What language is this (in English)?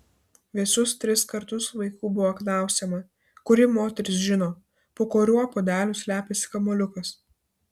Lithuanian